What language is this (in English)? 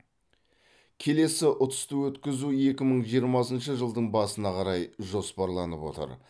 Kazakh